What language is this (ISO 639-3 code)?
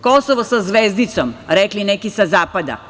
srp